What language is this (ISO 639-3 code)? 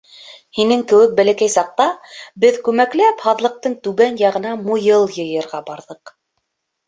bak